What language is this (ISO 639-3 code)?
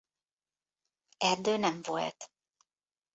hun